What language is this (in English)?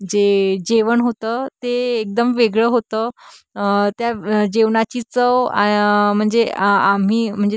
Marathi